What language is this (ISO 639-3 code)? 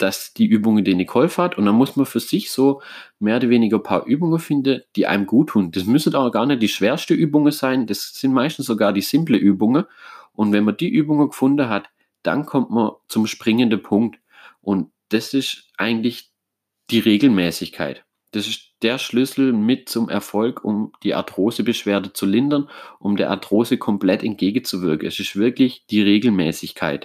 deu